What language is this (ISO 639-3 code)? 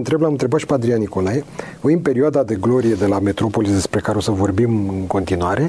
ron